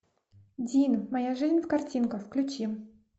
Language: Russian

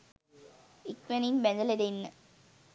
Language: Sinhala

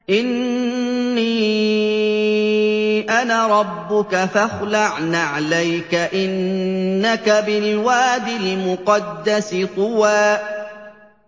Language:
Arabic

